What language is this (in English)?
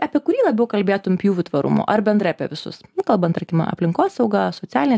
Lithuanian